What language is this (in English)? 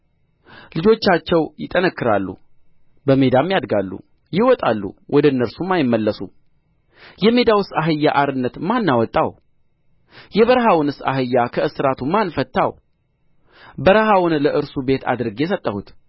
Amharic